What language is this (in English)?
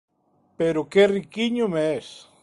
Galician